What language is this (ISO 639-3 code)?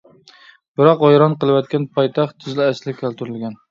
uig